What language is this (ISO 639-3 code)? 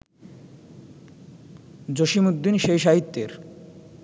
ben